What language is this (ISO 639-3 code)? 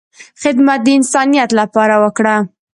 pus